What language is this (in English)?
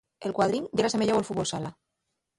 Asturian